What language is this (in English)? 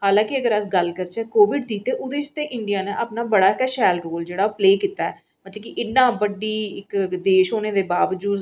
Dogri